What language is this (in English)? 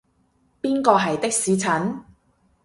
Cantonese